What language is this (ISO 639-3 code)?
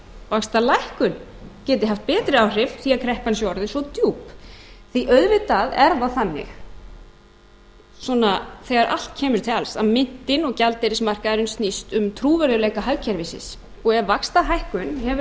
isl